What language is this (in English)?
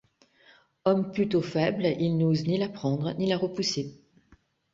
French